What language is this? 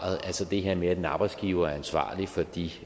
Danish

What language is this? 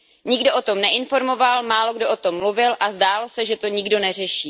Czech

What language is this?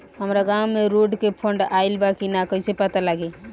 Bhojpuri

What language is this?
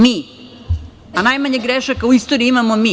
Serbian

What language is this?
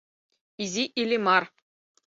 Mari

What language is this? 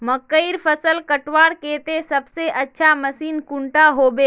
Magahi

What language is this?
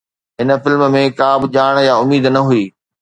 Sindhi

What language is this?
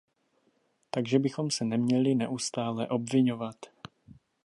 Czech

